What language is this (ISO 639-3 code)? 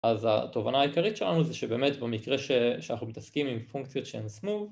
heb